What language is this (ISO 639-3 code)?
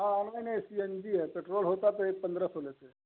hin